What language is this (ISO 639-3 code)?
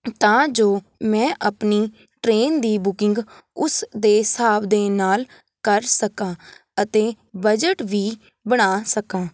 pan